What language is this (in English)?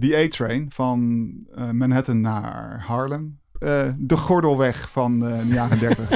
Dutch